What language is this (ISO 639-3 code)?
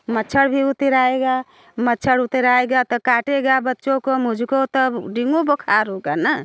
hin